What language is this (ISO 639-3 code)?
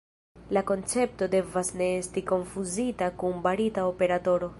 epo